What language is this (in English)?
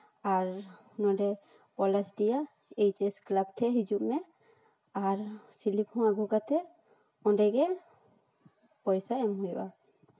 Santali